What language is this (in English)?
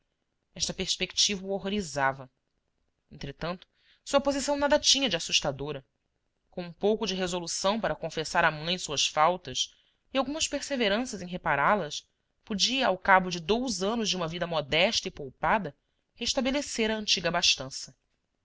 Portuguese